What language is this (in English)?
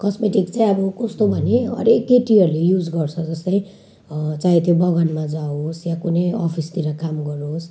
Nepali